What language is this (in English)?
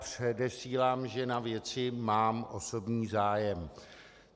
Czech